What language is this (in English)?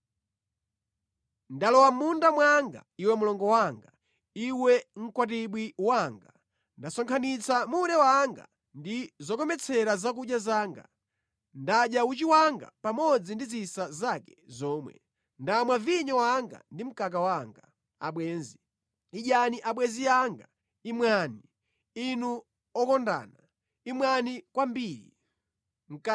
Nyanja